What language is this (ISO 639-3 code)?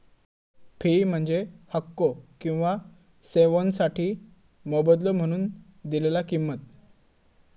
mar